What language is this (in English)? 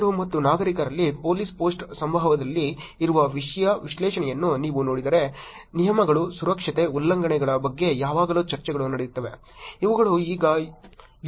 Kannada